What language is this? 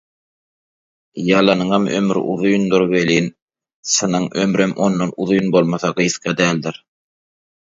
Turkmen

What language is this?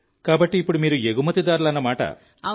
Telugu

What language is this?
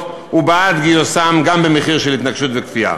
Hebrew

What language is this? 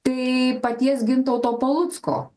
Lithuanian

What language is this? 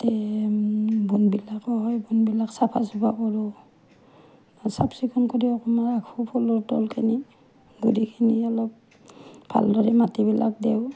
Assamese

